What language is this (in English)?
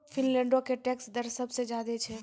Maithili